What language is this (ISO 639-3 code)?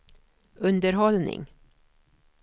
swe